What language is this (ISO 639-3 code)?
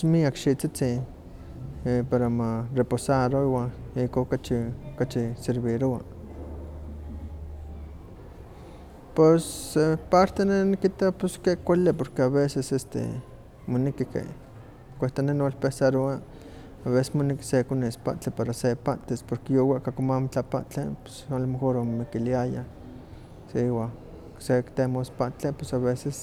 nhq